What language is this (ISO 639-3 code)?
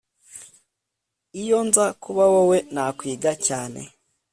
kin